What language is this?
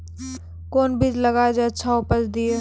Maithili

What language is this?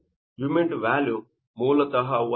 Kannada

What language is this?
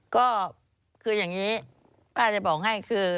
Thai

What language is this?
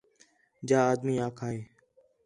Khetrani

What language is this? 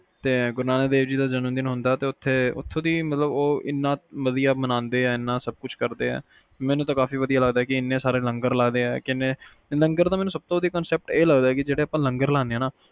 Punjabi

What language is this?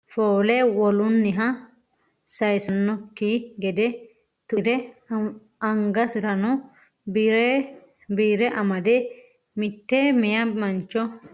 Sidamo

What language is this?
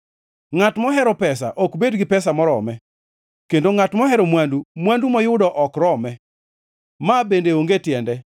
Luo (Kenya and Tanzania)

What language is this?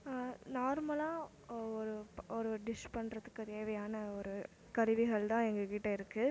Tamil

